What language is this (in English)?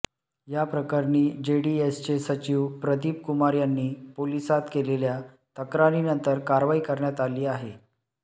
Marathi